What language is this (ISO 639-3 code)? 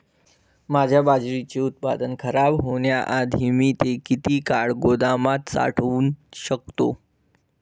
mar